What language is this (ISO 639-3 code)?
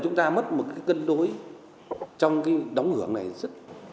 vie